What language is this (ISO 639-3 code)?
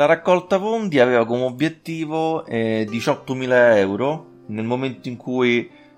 ita